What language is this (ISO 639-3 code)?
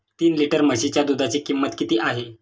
mar